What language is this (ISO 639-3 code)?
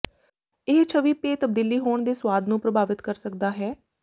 pan